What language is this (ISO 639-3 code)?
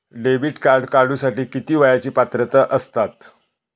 mar